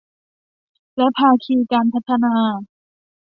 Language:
Thai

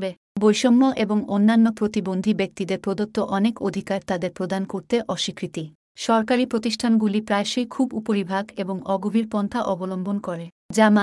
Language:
Bangla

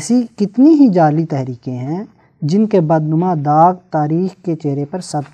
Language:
Urdu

